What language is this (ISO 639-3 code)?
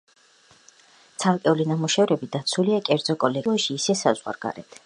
kat